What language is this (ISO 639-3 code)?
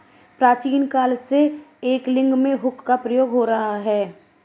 hin